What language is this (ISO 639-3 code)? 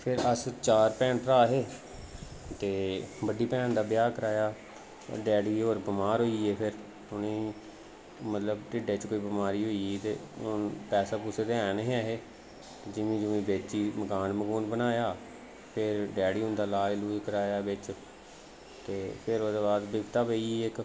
doi